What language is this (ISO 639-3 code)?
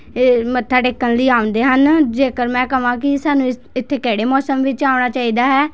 pan